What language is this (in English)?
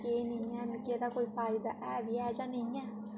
Dogri